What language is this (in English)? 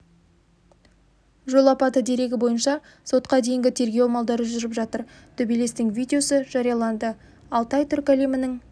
Kazakh